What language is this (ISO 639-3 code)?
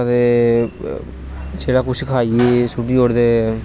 doi